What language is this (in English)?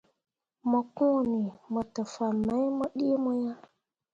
Mundang